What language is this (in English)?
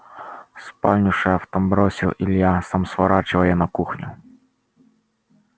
Russian